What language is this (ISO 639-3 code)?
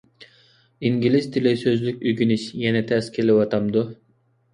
uig